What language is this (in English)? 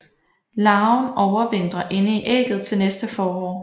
Danish